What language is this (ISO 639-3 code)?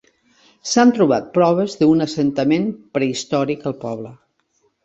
cat